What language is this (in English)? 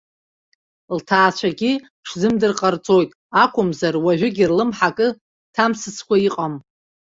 Abkhazian